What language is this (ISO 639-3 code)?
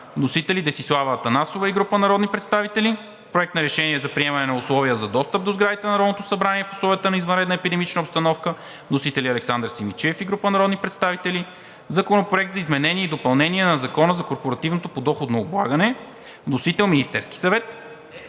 bul